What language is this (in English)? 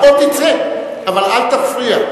Hebrew